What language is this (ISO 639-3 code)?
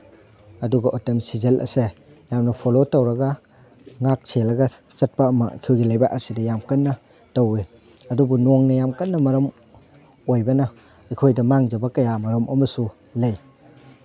mni